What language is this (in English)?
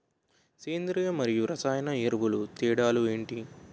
Telugu